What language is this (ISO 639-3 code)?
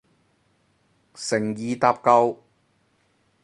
yue